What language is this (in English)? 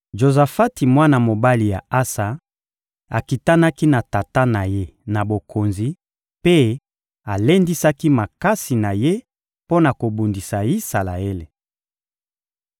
Lingala